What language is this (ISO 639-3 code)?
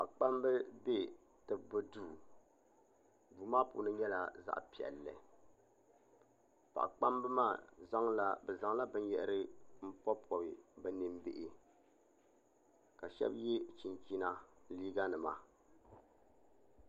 dag